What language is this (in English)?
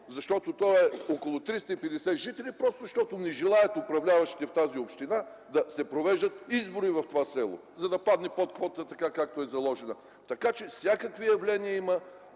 Bulgarian